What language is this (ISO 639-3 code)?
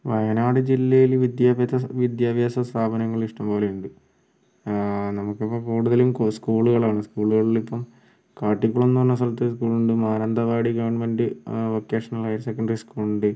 mal